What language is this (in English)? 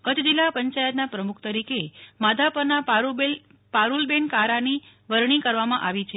Gujarati